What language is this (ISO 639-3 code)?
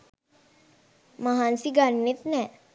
sin